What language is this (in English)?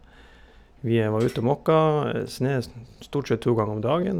Norwegian